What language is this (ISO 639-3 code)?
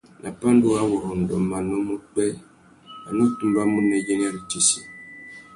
bag